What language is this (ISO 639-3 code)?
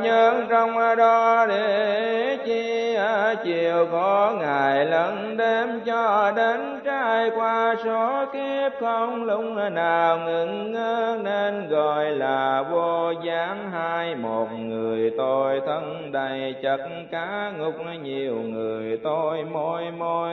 vie